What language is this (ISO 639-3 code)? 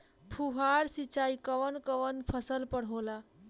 bho